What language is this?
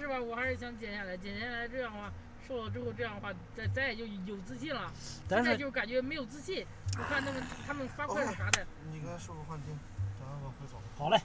Chinese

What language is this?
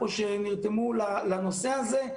Hebrew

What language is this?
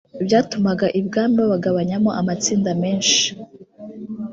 Kinyarwanda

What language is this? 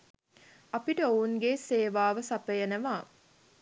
Sinhala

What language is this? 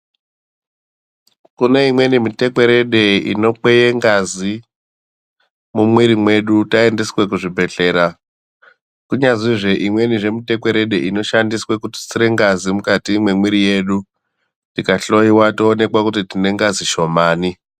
Ndau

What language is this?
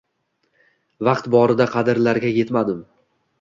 Uzbek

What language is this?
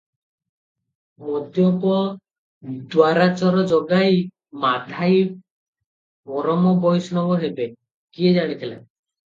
Odia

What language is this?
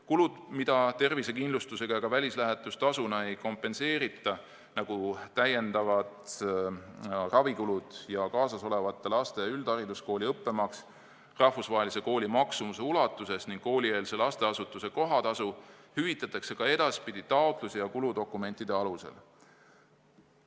Estonian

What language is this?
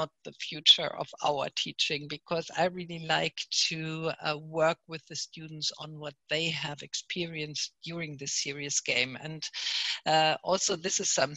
English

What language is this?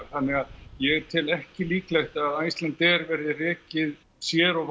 Icelandic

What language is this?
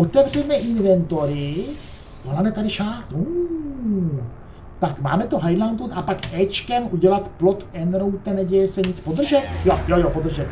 Czech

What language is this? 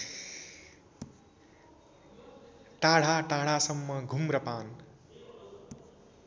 Nepali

